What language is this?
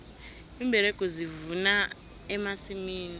South Ndebele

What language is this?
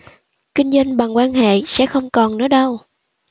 Vietnamese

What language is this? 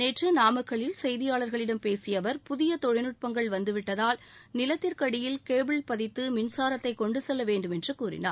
Tamil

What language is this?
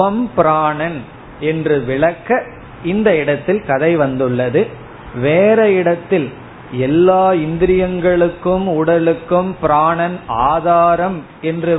Tamil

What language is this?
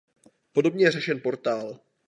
Czech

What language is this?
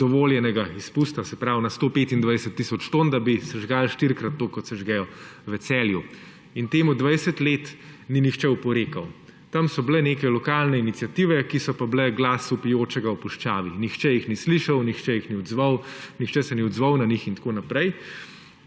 Slovenian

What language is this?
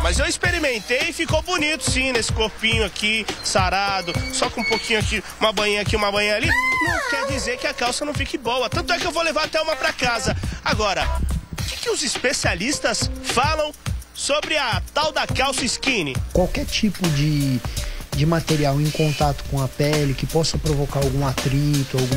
Portuguese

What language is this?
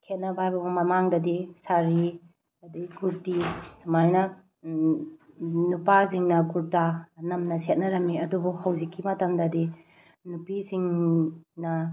Manipuri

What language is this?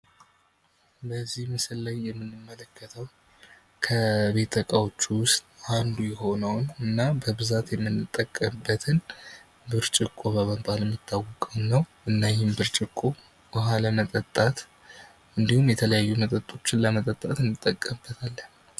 Amharic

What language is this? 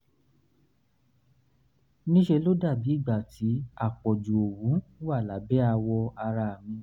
Yoruba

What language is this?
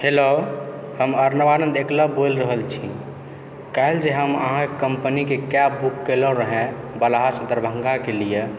Maithili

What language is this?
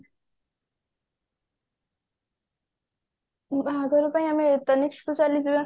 Odia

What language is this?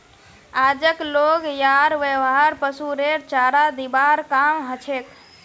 Magahi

